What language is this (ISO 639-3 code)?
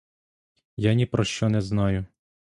ukr